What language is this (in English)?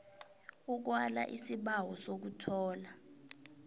South Ndebele